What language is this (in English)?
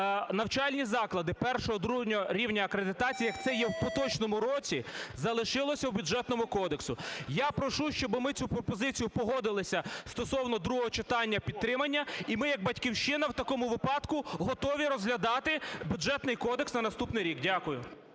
Ukrainian